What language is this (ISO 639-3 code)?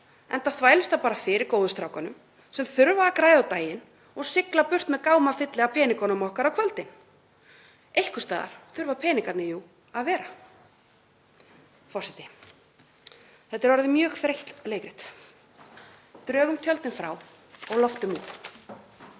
isl